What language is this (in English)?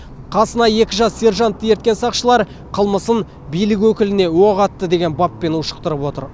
Kazakh